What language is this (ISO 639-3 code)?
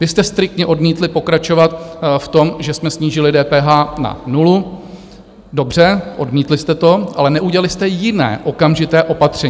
ces